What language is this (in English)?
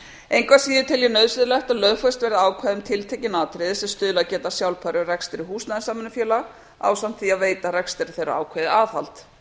Icelandic